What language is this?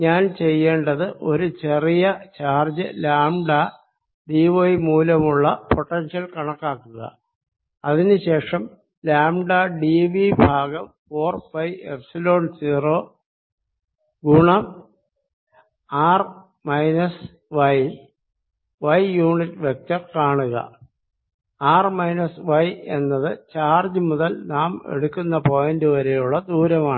Malayalam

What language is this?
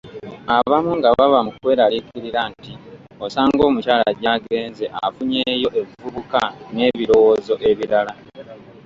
Ganda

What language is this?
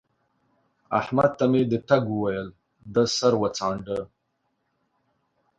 Pashto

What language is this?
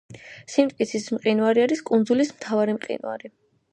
Georgian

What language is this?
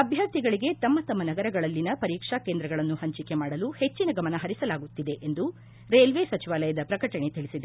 Kannada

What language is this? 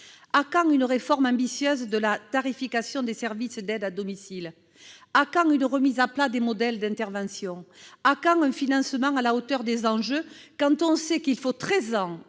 French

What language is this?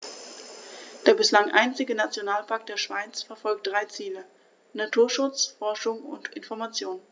German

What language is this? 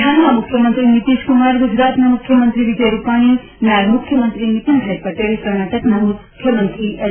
Gujarati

